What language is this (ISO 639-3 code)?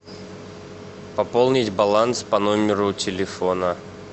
rus